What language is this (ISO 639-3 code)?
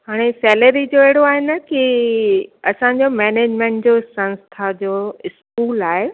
snd